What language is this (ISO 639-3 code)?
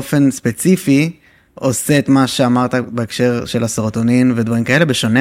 heb